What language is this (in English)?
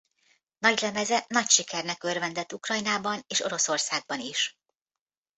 Hungarian